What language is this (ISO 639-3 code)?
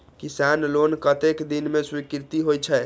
mai